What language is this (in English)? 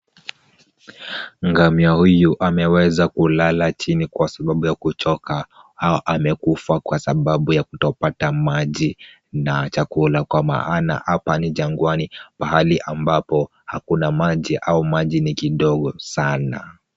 Swahili